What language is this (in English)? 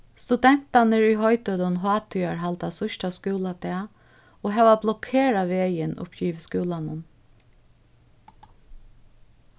Faroese